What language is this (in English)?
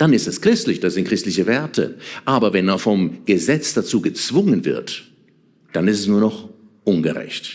German